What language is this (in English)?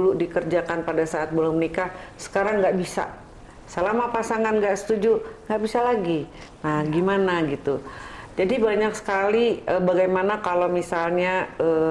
Indonesian